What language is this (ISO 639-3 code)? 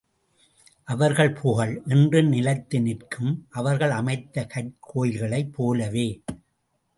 tam